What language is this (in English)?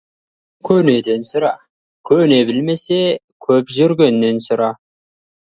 Kazakh